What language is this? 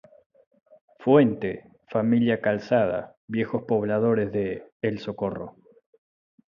Spanish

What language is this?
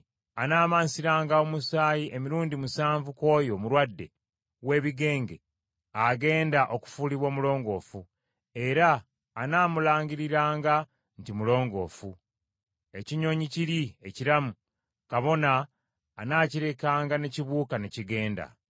Ganda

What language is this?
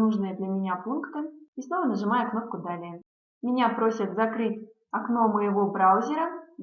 Russian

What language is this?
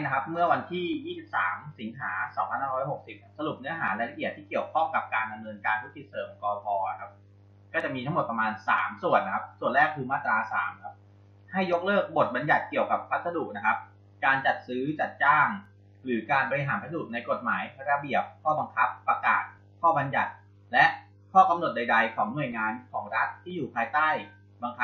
Thai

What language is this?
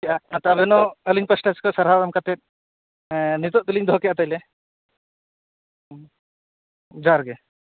Santali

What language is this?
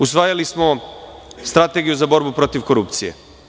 Serbian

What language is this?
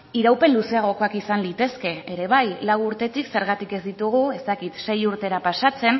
Basque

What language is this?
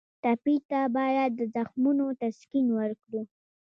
Pashto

